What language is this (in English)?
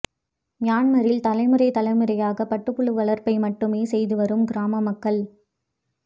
Tamil